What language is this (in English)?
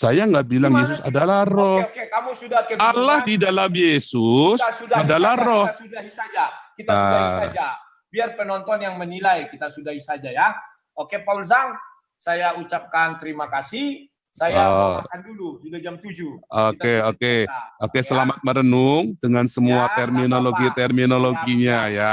Indonesian